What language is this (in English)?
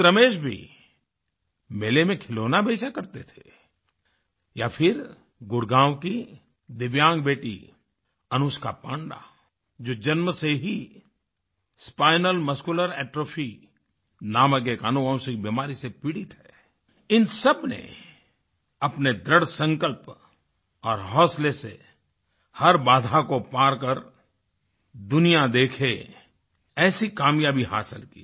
Hindi